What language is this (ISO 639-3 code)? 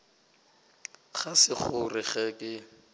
nso